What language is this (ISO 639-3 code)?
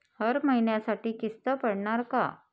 mar